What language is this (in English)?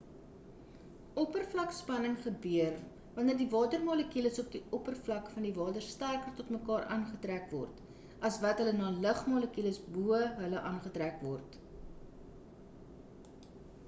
Afrikaans